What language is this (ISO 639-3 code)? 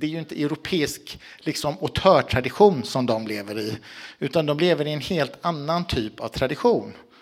swe